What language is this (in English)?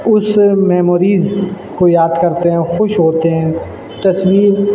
Urdu